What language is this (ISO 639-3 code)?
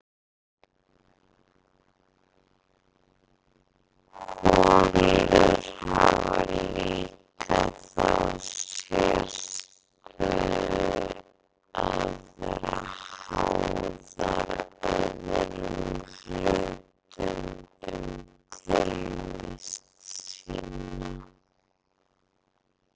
isl